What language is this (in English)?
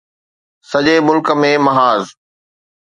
Sindhi